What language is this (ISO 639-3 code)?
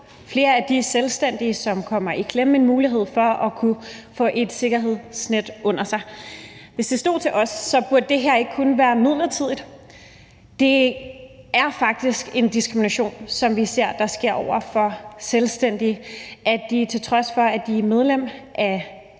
dan